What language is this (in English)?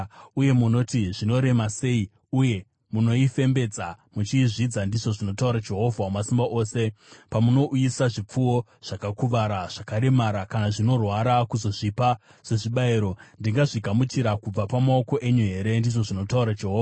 Shona